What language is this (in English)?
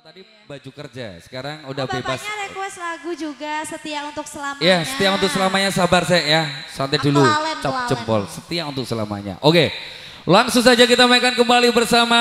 Indonesian